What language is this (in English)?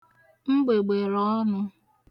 Igbo